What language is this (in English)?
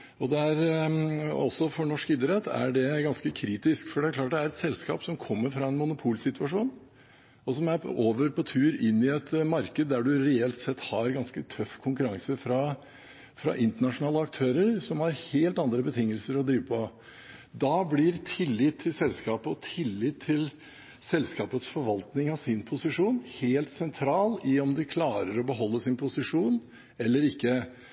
Norwegian Bokmål